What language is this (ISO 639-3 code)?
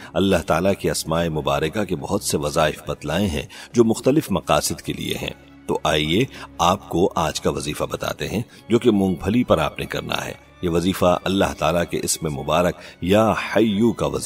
hin